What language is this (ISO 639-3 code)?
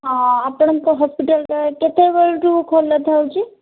ori